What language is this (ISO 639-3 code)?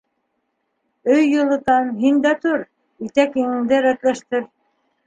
bak